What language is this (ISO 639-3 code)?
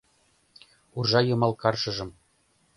chm